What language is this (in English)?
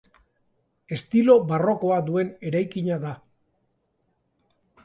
Basque